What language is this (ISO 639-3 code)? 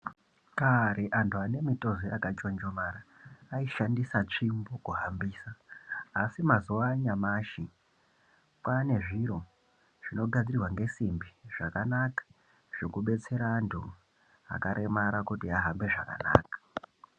ndc